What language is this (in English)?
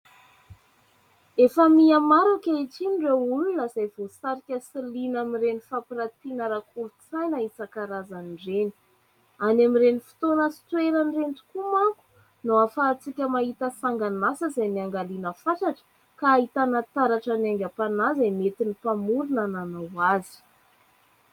Malagasy